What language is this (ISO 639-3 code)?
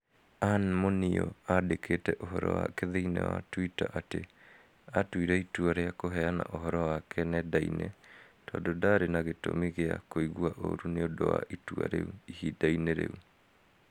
kik